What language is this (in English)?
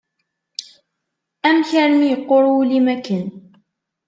Kabyle